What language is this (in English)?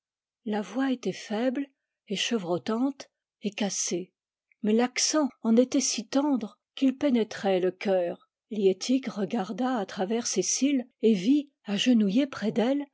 French